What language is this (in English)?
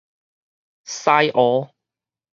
Min Nan Chinese